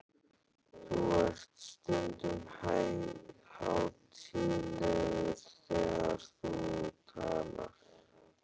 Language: Icelandic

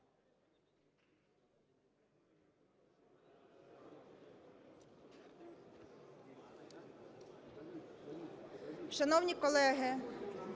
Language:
Ukrainian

